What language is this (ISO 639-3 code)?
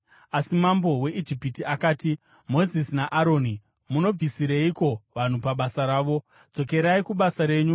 sna